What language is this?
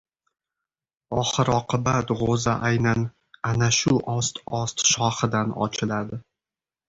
Uzbek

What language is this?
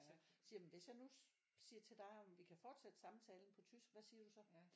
Danish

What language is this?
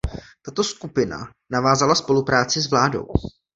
Czech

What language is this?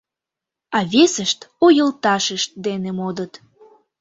Mari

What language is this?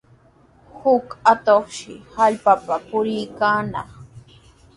Sihuas Ancash Quechua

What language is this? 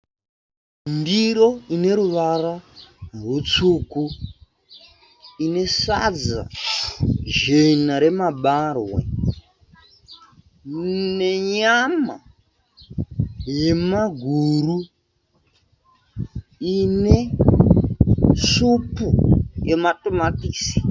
Shona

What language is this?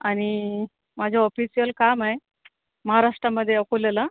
Marathi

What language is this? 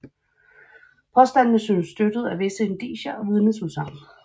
Danish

